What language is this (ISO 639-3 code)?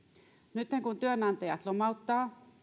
fin